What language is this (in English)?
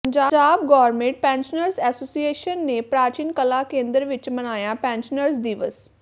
Punjabi